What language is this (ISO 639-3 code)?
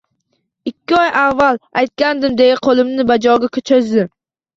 uzb